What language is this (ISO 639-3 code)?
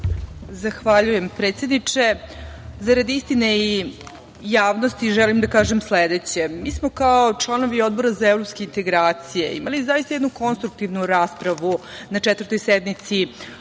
srp